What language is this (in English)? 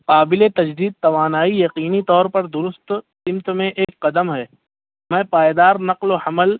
Urdu